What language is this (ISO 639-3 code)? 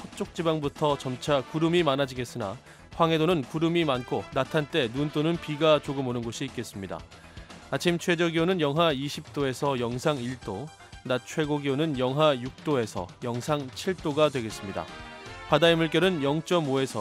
kor